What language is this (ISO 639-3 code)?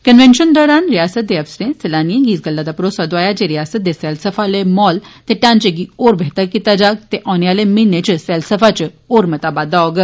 doi